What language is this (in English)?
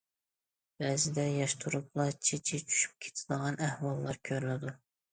Uyghur